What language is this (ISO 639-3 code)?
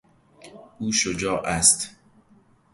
fas